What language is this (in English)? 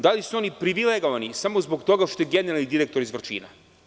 Serbian